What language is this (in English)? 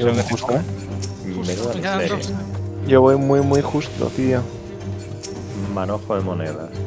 Spanish